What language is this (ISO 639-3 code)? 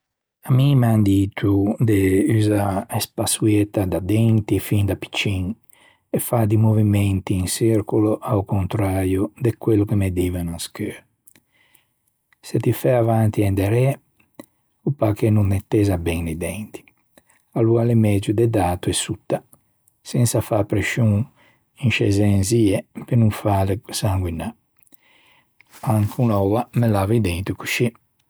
lij